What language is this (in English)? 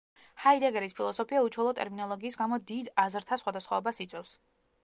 Georgian